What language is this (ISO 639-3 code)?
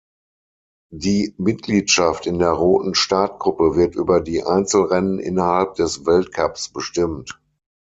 deu